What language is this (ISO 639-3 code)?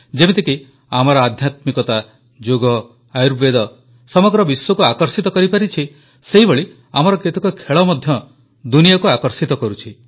ori